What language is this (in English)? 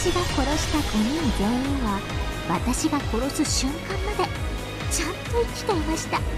Japanese